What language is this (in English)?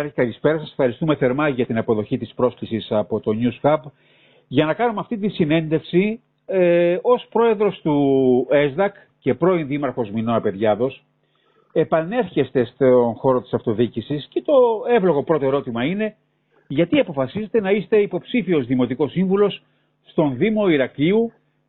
Greek